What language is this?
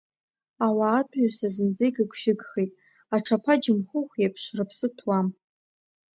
Abkhazian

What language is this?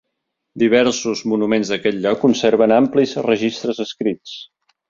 Catalan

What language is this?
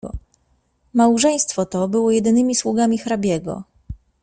Polish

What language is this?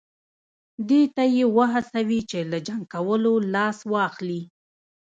Pashto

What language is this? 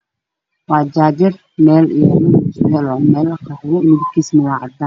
Somali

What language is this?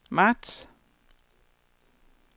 Danish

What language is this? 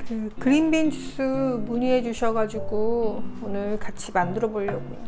Korean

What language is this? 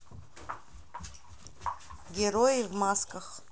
Russian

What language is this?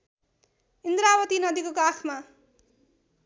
Nepali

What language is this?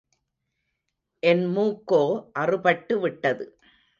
Tamil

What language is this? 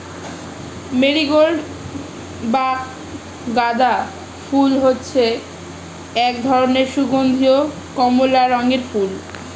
Bangla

